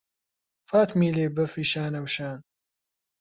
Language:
Central Kurdish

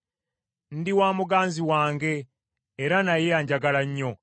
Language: Ganda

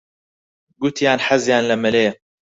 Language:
Central Kurdish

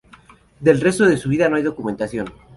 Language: Spanish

